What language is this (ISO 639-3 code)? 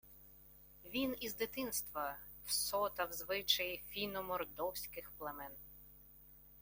ukr